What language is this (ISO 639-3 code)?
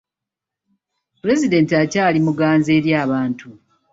lug